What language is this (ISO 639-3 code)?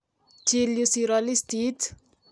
kln